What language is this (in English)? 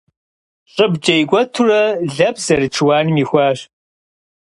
Kabardian